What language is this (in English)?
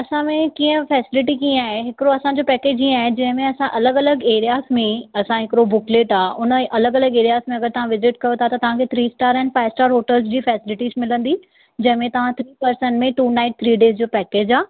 Sindhi